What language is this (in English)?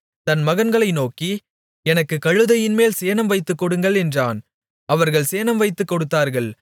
Tamil